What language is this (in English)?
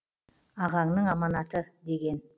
Kazakh